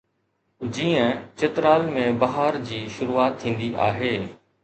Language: Sindhi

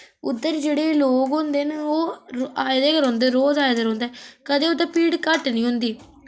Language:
Dogri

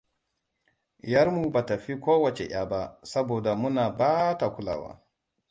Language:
Hausa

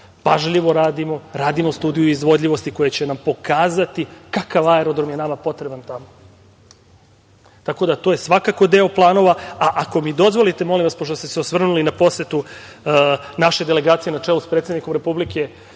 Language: Serbian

